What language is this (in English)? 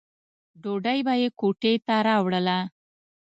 Pashto